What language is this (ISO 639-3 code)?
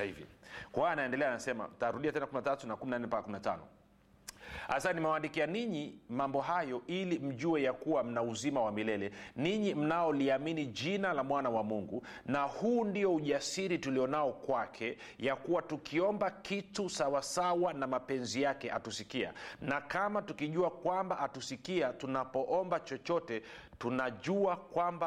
swa